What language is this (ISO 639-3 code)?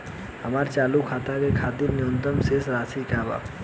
bho